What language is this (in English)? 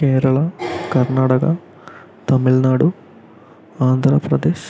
Malayalam